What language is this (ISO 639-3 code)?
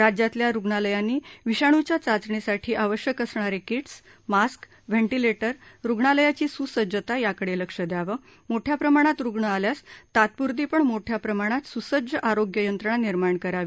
mar